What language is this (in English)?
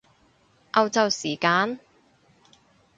Cantonese